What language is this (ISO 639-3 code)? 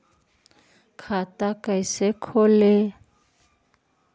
mag